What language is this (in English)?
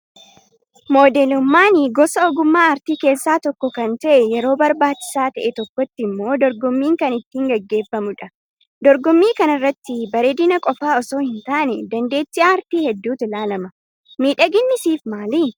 Oromo